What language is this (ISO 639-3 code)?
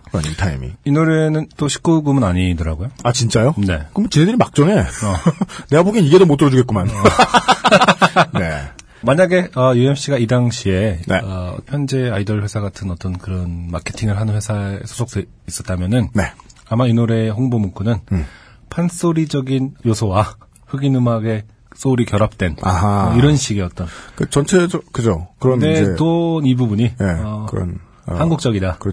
kor